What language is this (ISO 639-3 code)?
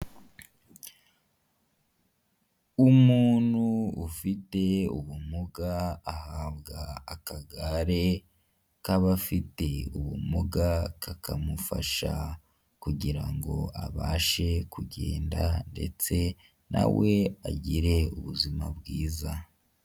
kin